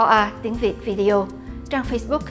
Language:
Vietnamese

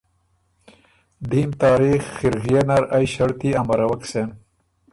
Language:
Ormuri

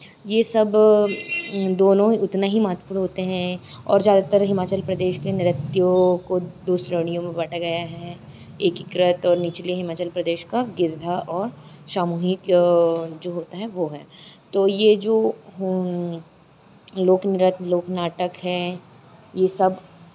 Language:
Hindi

